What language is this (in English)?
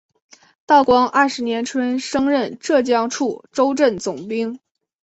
Chinese